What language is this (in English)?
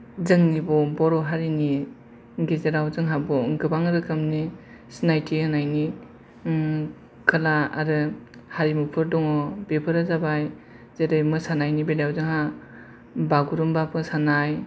Bodo